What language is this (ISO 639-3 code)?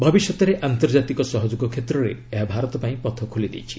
ori